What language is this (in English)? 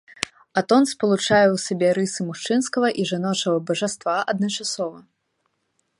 Belarusian